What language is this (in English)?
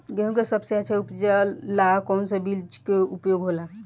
Bhojpuri